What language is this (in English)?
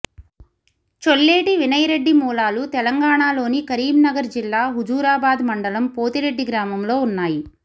Telugu